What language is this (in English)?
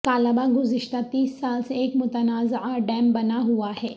Urdu